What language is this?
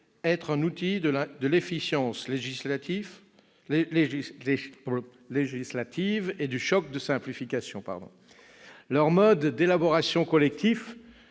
French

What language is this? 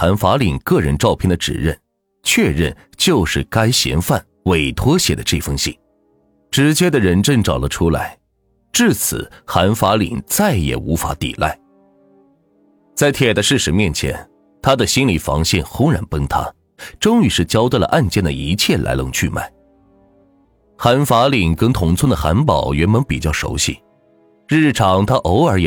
Chinese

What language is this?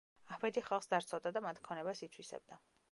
Georgian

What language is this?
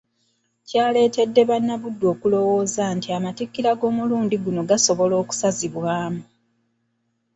Ganda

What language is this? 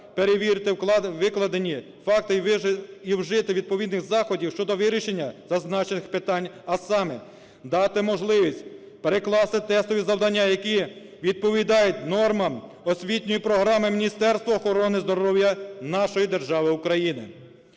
Ukrainian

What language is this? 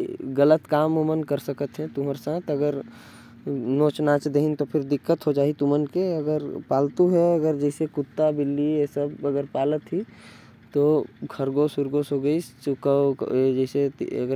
Korwa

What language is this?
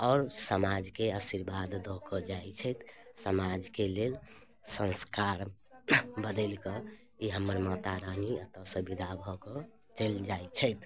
Maithili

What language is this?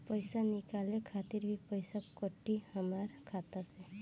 Bhojpuri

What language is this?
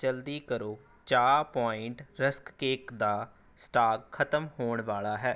Punjabi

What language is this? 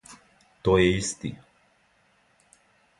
Serbian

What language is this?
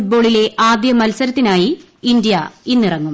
Malayalam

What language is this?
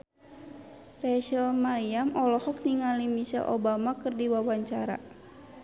Sundanese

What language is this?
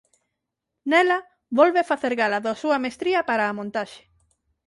Galician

